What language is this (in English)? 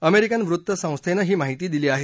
Marathi